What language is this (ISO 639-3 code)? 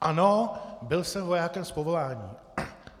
ces